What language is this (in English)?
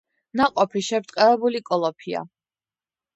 Georgian